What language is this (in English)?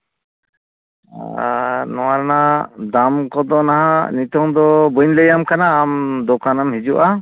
Santali